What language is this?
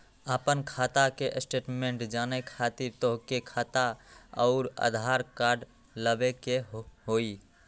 Magahi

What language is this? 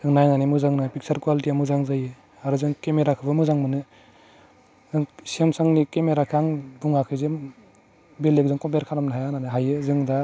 Bodo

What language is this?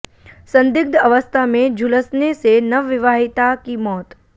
Hindi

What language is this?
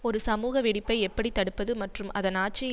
Tamil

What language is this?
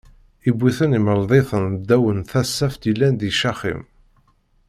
Kabyle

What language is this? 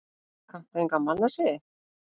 Icelandic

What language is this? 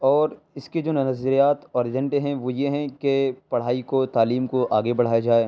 Urdu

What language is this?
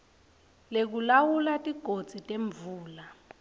Swati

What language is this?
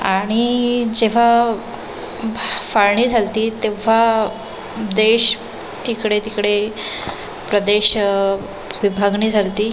Marathi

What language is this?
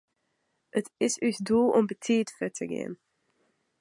Western Frisian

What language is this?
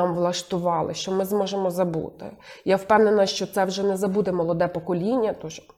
Ukrainian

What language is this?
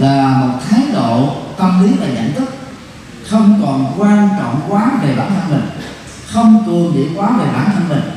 Vietnamese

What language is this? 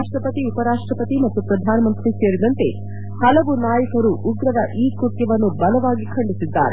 Kannada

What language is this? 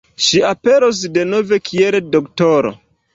Esperanto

